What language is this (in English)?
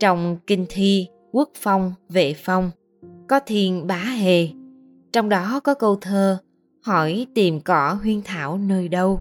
Vietnamese